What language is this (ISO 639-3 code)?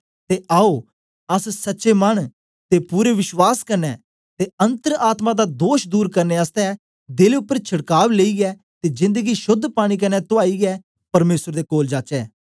doi